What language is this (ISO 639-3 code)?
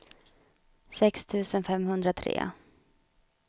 swe